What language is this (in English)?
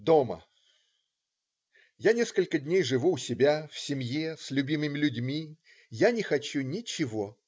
Russian